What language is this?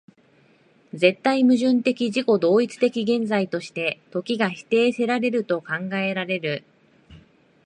Japanese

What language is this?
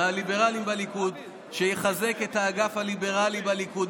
Hebrew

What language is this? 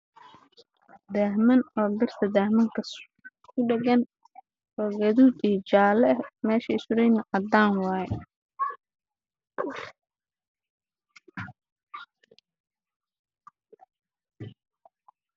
Somali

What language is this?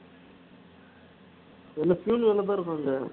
Tamil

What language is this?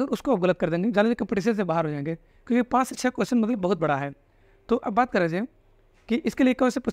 Hindi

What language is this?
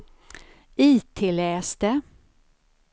Swedish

